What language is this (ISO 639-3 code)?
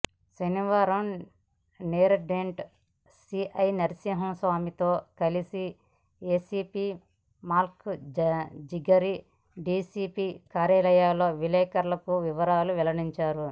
tel